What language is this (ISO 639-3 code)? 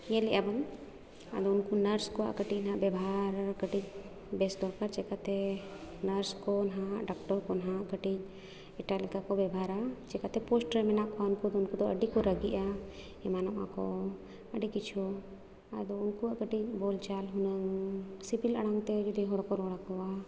sat